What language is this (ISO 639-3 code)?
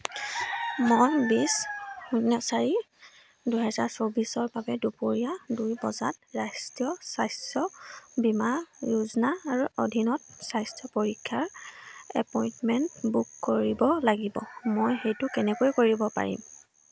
asm